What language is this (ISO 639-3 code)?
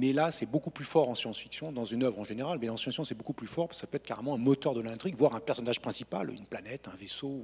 fra